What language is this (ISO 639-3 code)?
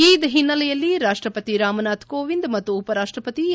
kan